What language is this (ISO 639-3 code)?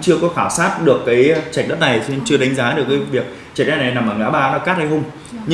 vie